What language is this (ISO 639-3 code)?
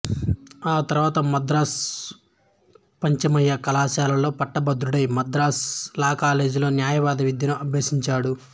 tel